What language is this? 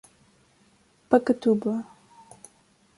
Portuguese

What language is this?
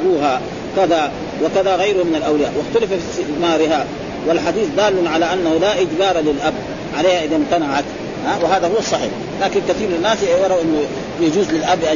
Arabic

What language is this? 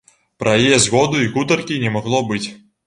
Belarusian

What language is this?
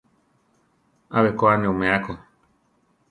Central Tarahumara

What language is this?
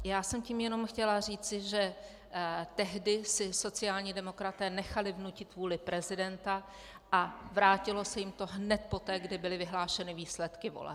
Czech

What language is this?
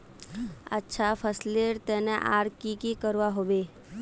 Magahi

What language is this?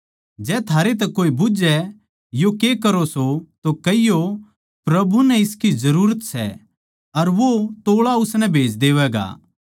Haryanvi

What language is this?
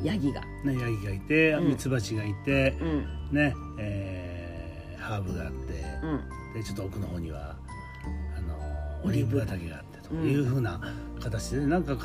Japanese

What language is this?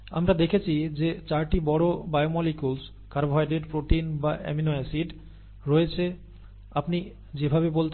Bangla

